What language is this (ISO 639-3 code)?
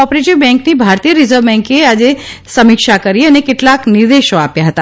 guj